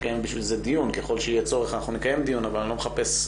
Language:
Hebrew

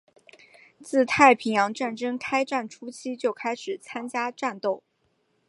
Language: Chinese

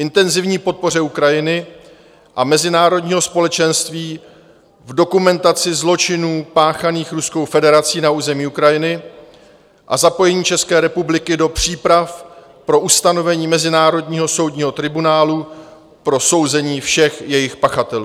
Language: Czech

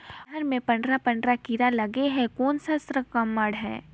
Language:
Chhattisgarhi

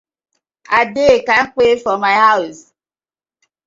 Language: Nigerian Pidgin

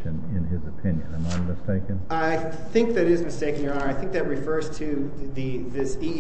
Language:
English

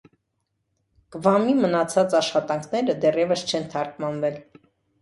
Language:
Armenian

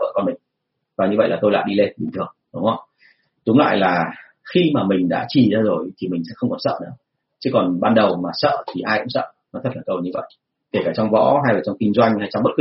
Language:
Vietnamese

